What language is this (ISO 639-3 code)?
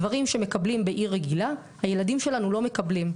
heb